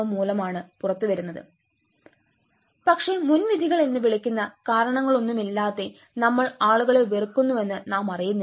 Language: Malayalam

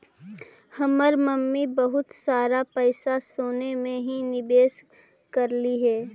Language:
Magahi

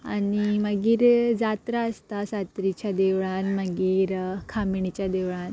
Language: Konkani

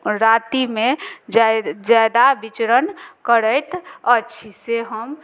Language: Maithili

